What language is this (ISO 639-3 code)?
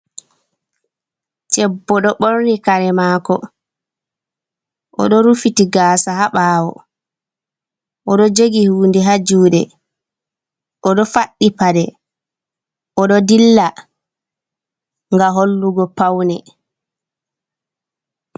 ful